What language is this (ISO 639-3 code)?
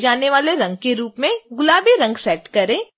hin